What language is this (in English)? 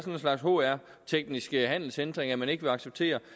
Danish